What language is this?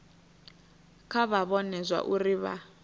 Venda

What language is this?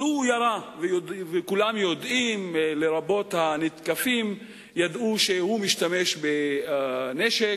Hebrew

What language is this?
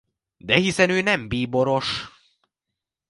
Hungarian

